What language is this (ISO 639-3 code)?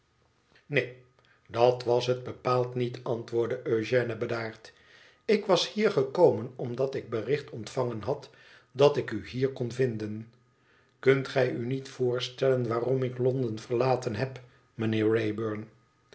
nld